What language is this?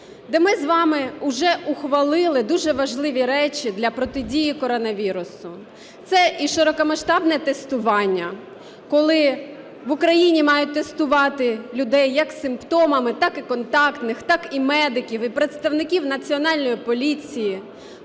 Ukrainian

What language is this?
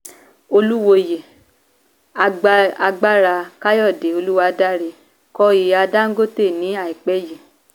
Yoruba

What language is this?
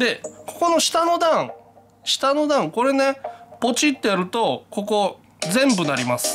Japanese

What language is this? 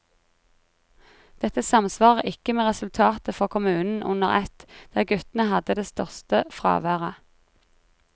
Norwegian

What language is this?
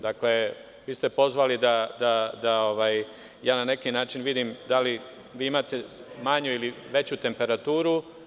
Serbian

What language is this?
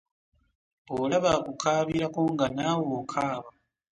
Ganda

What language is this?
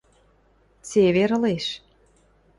Western Mari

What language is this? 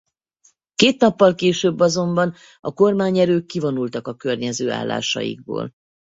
Hungarian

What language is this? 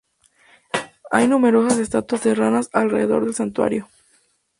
Spanish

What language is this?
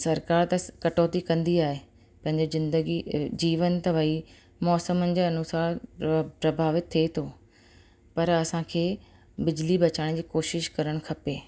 Sindhi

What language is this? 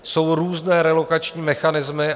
Czech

